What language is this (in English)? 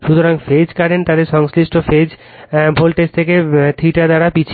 Bangla